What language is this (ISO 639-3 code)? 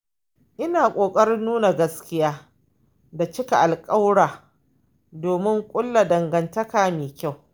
hau